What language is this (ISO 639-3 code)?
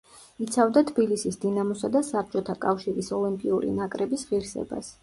kat